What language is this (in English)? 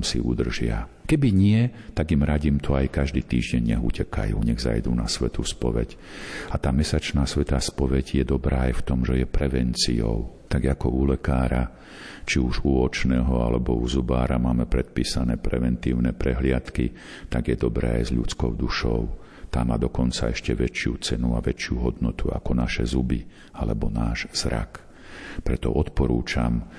Slovak